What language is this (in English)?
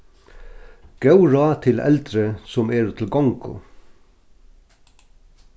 Faroese